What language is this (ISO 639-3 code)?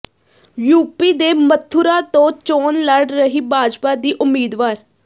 pan